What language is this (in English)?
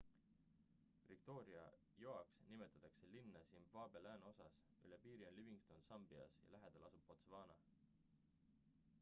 Estonian